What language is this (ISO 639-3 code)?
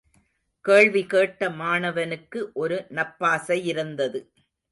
tam